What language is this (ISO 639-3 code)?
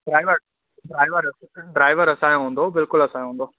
snd